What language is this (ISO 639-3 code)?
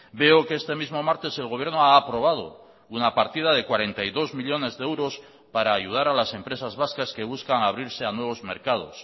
spa